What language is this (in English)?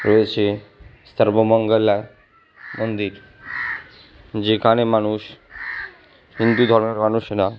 Bangla